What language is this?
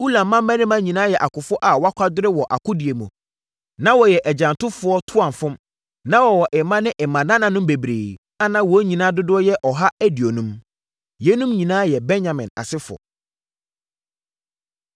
Akan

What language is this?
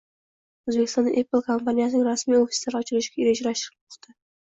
Uzbek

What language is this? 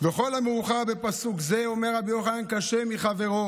Hebrew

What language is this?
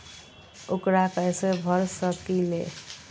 Magahi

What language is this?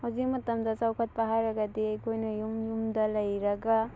Manipuri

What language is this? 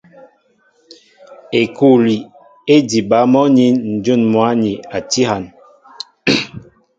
Mbo (Cameroon)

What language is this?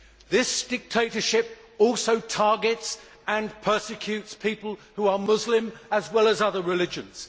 English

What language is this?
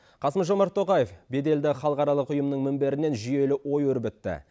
Kazakh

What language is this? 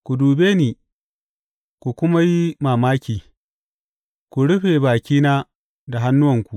Hausa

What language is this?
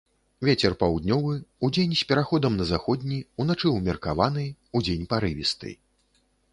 Belarusian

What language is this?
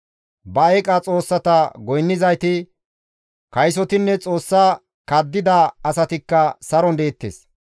Gamo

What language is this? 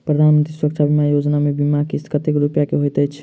Maithili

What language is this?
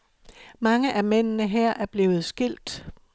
Danish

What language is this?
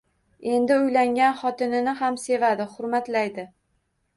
Uzbek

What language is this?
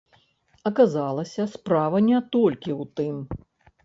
Belarusian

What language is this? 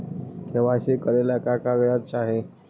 Magahi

